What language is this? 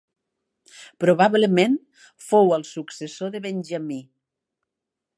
Catalan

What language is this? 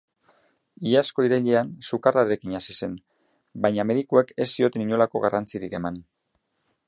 Basque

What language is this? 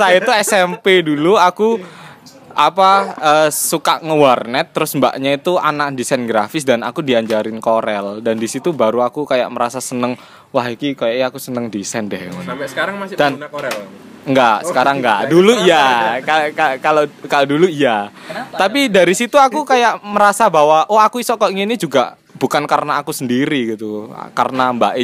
Indonesian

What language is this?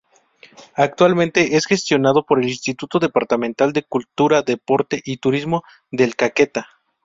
Spanish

